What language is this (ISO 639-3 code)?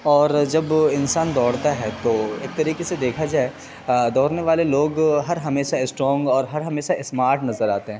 urd